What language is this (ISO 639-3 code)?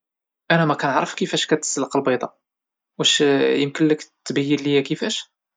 ary